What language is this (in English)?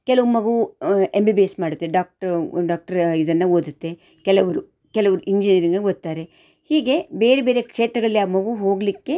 Kannada